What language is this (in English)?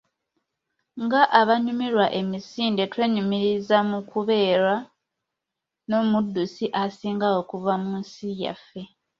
Ganda